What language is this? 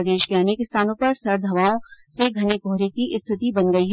Hindi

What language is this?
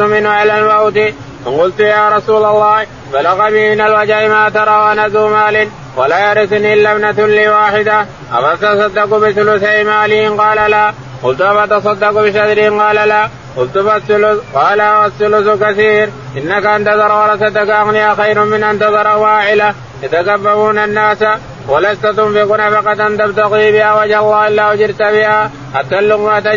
Arabic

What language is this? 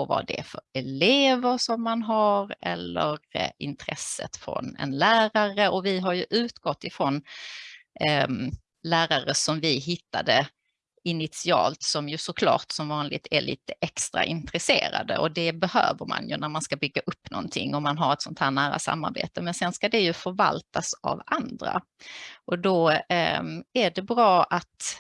Swedish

